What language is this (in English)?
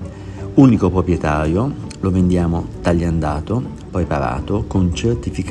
Italian